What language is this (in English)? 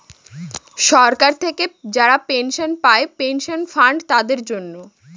Bangla